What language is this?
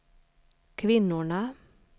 Swedish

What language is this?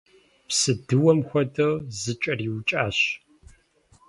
Kabardian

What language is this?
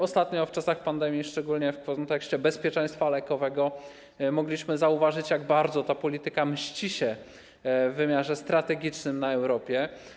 Polish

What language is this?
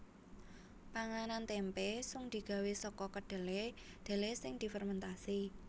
Javanese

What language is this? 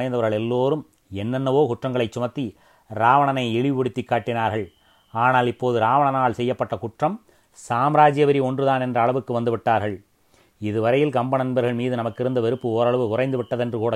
Tamil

